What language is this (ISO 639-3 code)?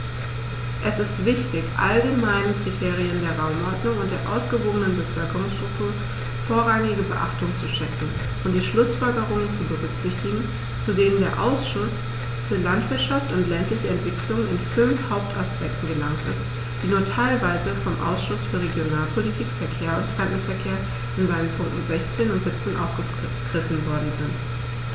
deu